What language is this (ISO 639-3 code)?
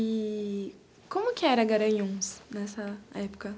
por